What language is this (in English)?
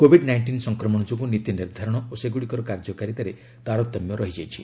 Odia